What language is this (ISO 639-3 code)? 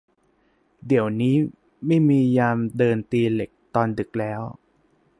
tha